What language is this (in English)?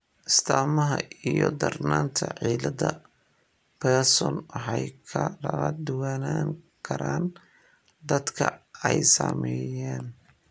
Somali